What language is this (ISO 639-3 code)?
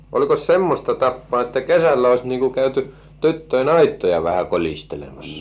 fin